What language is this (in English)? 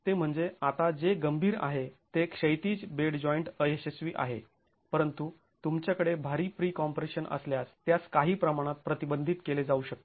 Marathi